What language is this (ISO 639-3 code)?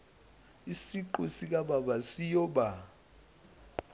zul